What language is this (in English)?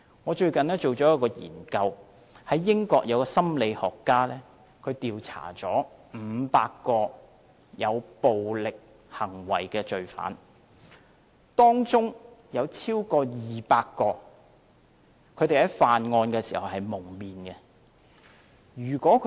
Cantonese